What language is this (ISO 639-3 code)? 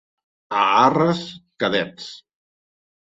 cat